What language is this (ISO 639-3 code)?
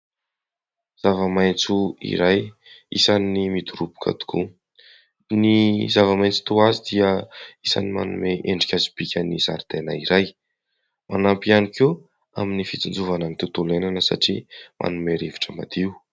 mlg